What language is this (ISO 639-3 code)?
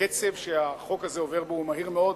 heb